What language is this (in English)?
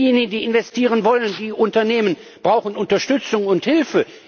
German